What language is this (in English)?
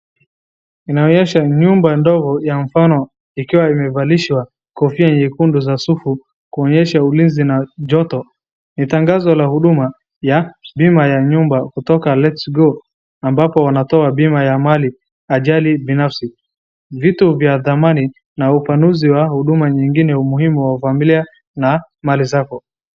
Swahili